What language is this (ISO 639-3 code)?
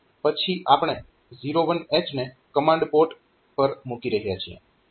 guj